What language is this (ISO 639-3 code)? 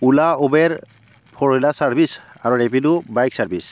asm